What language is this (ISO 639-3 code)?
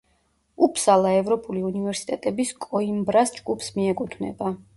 kat